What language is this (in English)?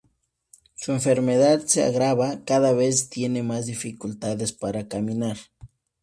Spanish